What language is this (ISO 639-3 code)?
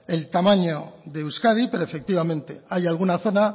spa